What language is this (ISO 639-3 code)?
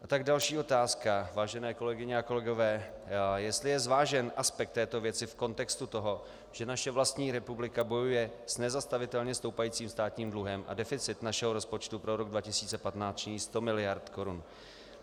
ces